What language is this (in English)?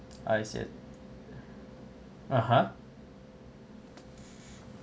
English